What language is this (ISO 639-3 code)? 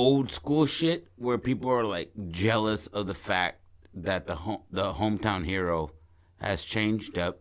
eng